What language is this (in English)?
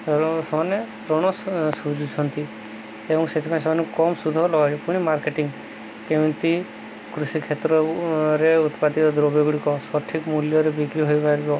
Odia